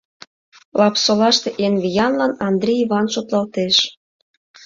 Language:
Mari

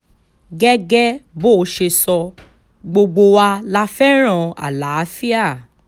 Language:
Yoruba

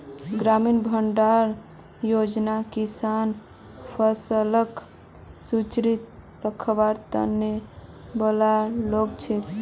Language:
Magahi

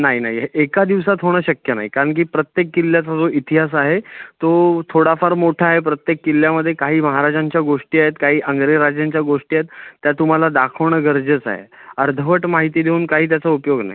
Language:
Marathi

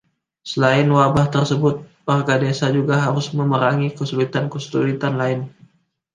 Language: Indonesian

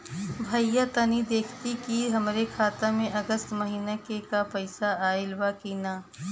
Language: Bhojpuri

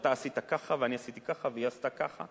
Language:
Hebrew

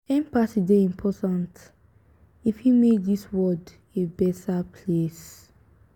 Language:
Nigerian Pidgin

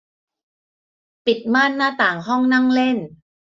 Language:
Thai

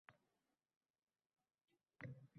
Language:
Uzbek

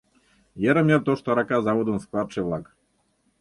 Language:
Mari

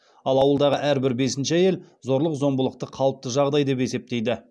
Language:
Kazakh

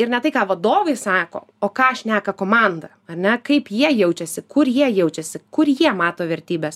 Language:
Lithuanian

